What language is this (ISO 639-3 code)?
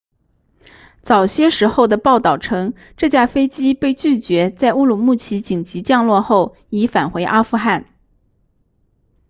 zho